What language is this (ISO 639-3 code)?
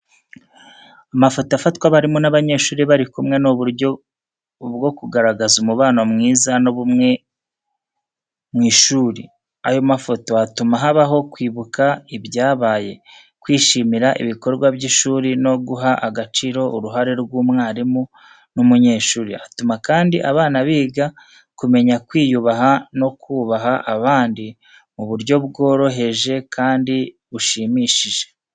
kin